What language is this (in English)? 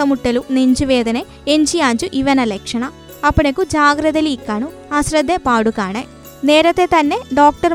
Malayalam